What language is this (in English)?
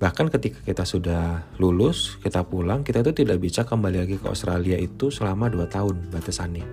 Indonesian